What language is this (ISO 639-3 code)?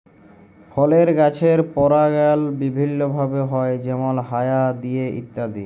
ben